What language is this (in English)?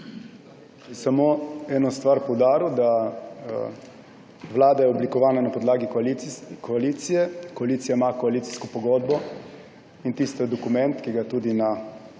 Slovenian